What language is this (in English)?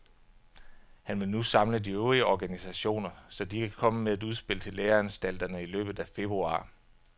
Danish